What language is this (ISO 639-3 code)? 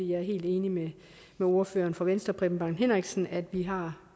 dan